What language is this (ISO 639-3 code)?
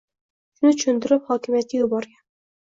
uzb